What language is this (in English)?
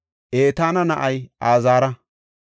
Gofa